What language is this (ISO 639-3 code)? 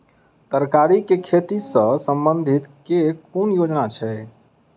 mai